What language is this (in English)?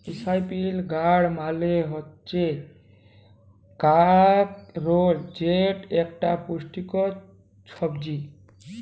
Bangla